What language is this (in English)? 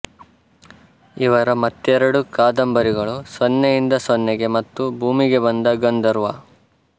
Kannada